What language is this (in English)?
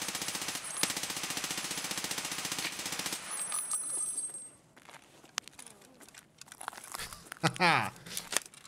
German